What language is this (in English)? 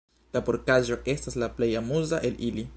Esperanto